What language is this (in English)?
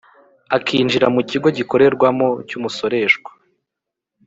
Kinyarwanda